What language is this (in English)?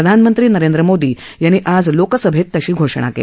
Marathi